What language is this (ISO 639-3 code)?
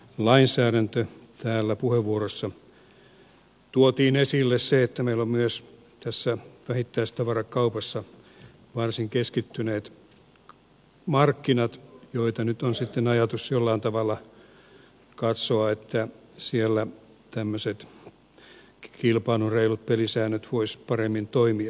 fin